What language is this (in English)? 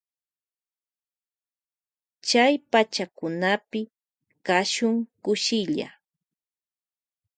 Loja Highland Quichua